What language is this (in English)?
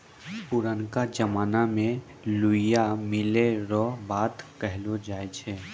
Maithili